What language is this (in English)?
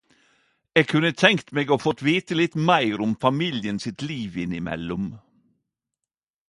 Norwegian Nynorsk